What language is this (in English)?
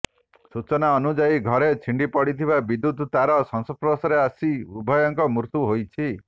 Odia